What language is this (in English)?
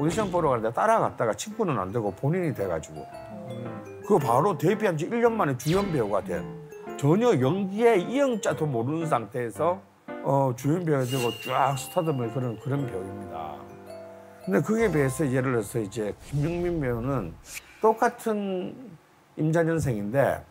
Korean